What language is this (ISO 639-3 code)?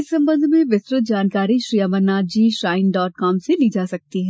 hin